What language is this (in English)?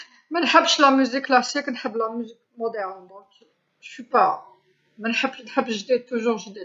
Algerian Arabic